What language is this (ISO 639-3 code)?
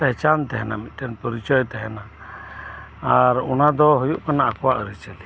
sat